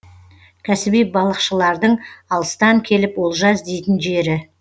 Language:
Kazakh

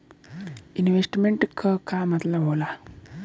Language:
Bhojpuri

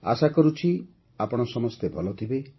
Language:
Odia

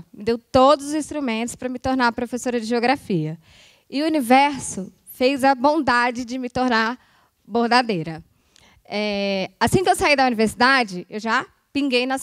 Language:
Portuguese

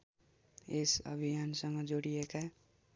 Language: Nepali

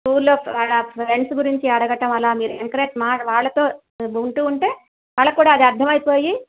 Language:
Telugu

